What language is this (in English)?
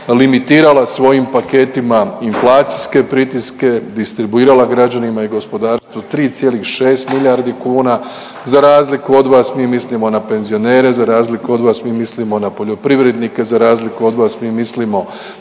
Croatian